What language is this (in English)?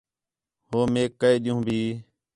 Khetrani